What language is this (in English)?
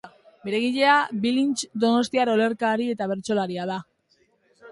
Basque